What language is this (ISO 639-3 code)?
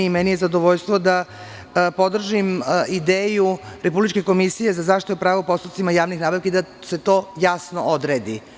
srp